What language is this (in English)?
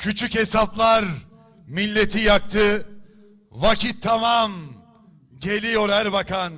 Turkish